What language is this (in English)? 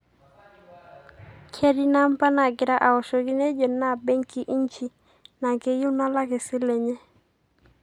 Masai